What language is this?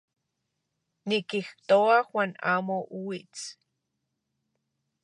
Central Puebla Nahuatl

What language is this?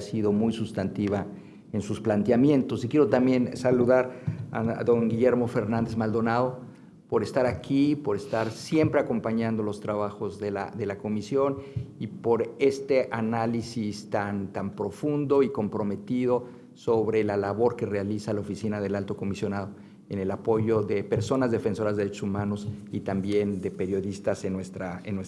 Spanish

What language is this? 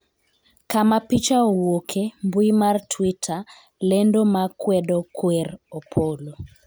Luo (Kenya and Tanzania)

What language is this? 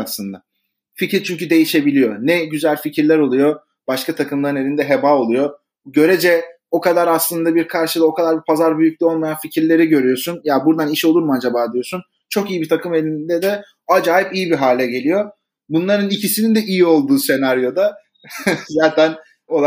Turkish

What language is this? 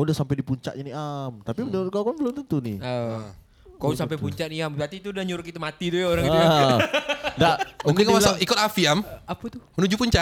Indonesian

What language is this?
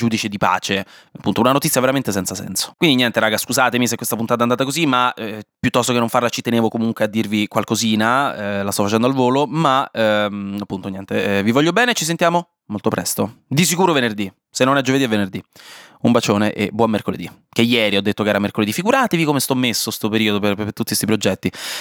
Italian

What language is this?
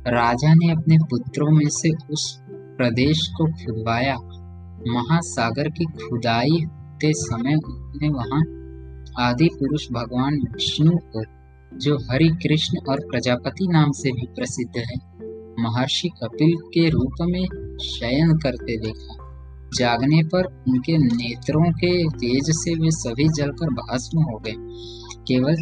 Hindi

